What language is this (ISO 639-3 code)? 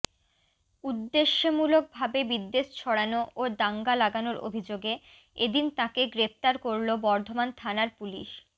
ben